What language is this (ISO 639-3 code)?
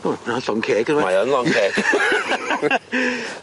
cym